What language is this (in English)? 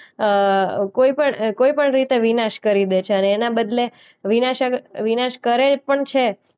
Gujarati